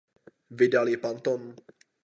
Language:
Czech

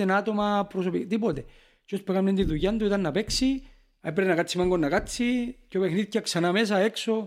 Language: Greek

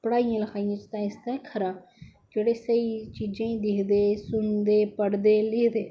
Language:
Dogri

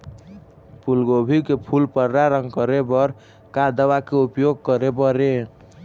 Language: Chhattisgarhi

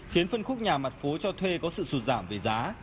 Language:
Vietnamese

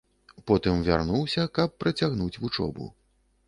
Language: Belarusian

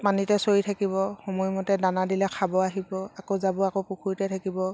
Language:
Assamese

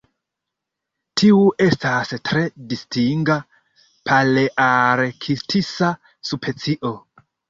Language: Esperanto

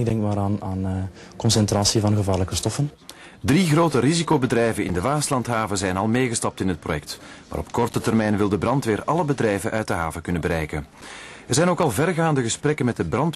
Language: Dutch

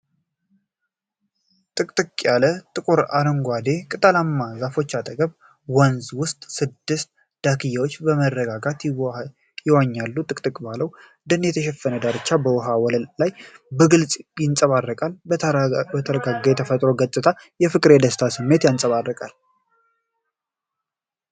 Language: Amharic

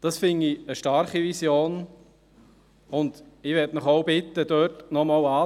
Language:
Swiss German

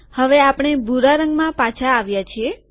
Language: Gujarati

